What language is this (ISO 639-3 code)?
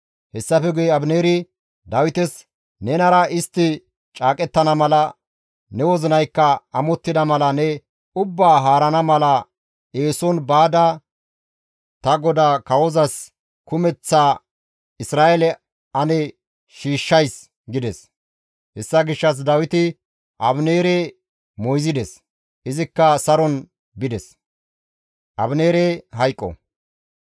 gmv